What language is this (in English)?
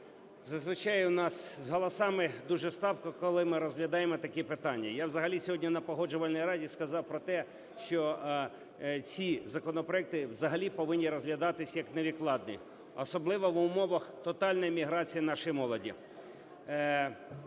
Ukrainian